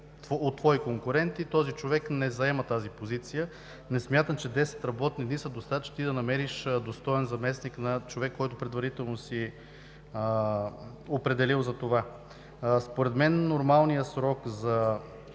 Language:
Bulgarian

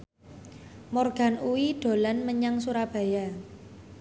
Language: Javanese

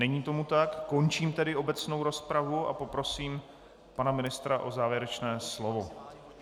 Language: Czech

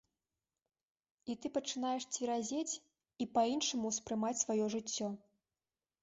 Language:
Belarusian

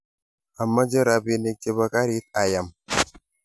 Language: Kalenjin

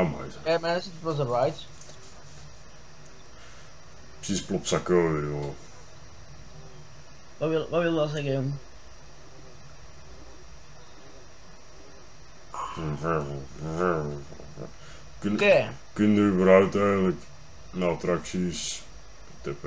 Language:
Dutch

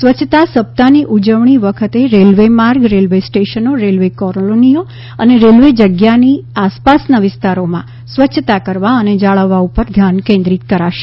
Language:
Gujarati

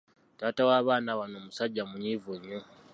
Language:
Ganda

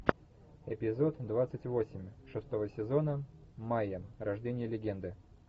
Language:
Russian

